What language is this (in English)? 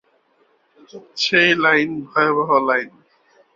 Bangla